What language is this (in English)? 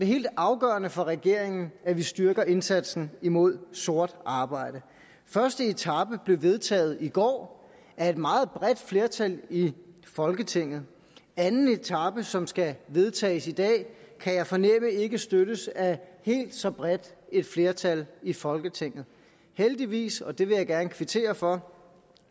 Danish